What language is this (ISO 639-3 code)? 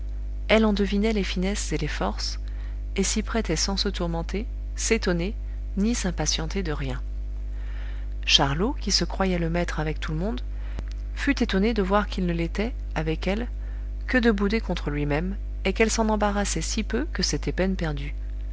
fra